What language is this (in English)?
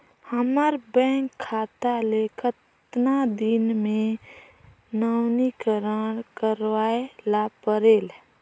Chhattisgarhi